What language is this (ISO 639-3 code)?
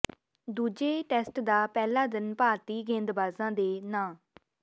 pan